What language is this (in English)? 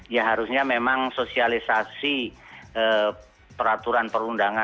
Indonesian